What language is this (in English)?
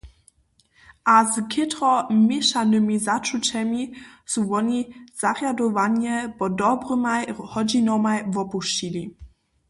Upper Sorbian